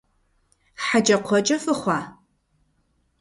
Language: Kabardian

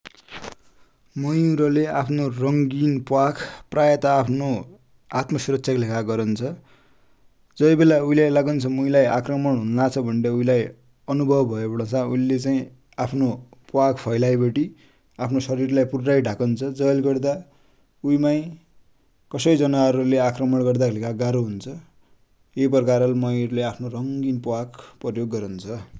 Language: Dotyali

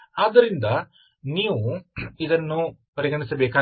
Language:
Kannada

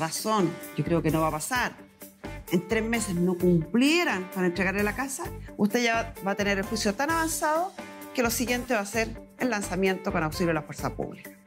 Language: Spanish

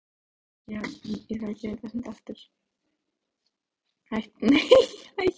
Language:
Icelandic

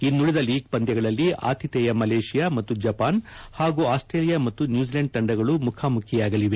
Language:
Kannada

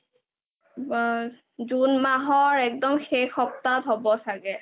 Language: Assamese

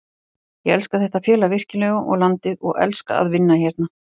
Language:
Icelandic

